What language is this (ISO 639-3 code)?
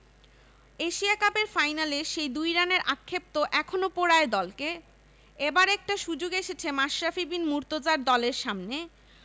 ben